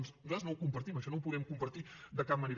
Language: Catalan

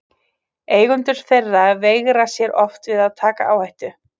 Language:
Icelandic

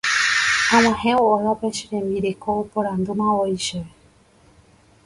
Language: Guarani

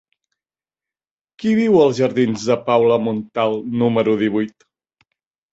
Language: Catalan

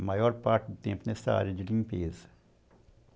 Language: Portuguese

